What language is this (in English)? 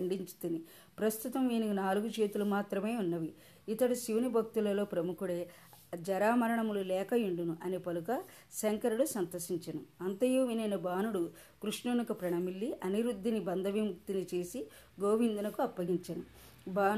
Telugu